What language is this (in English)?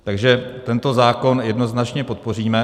Czech